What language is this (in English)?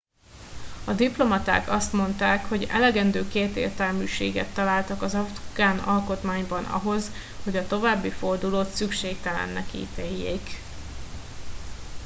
Hungarian